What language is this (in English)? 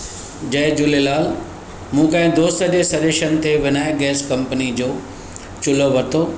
Sindhi